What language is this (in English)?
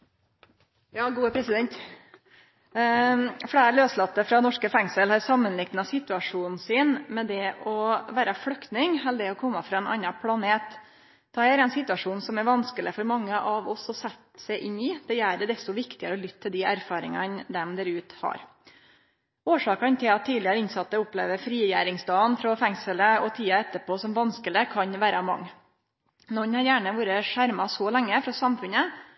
Norwegian Nynorsk